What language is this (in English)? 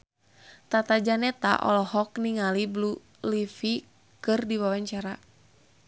Sundanese